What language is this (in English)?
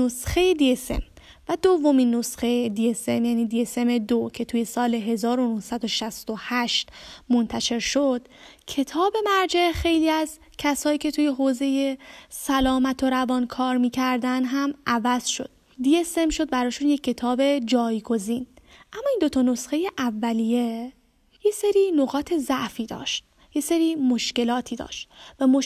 Persian